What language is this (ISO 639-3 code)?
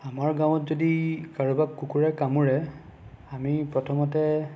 asm